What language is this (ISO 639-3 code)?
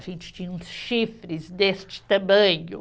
por